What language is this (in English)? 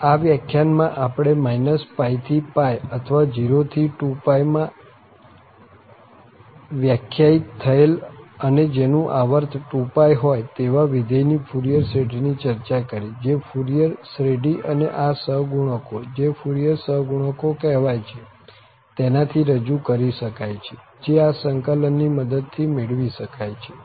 Gujarati